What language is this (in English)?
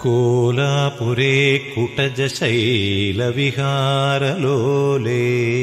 Malayalam